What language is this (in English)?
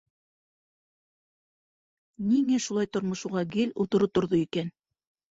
Bashkir